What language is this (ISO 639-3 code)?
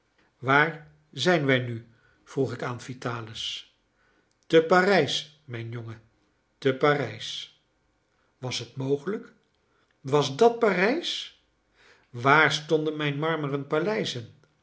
nld